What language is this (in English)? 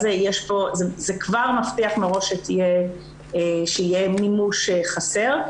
Hebrew